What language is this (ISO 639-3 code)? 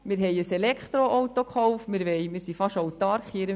gsw